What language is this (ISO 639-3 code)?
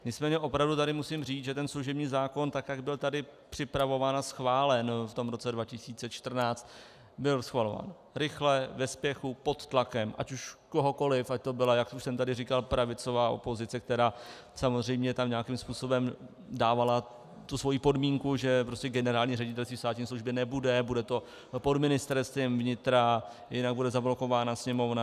ces